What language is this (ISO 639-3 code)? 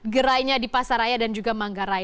ind